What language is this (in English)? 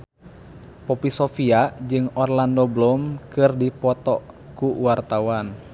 Sundanese